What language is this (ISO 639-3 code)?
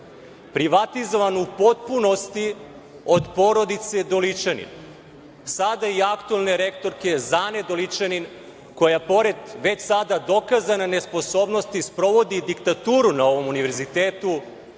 srp